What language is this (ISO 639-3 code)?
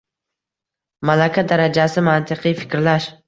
uzb